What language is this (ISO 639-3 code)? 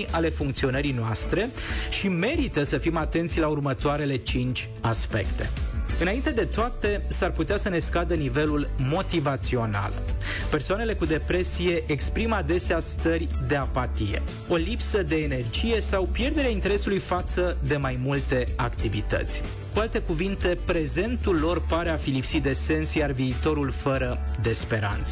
ron